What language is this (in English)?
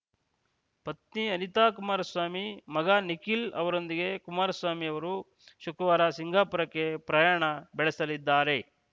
Kannada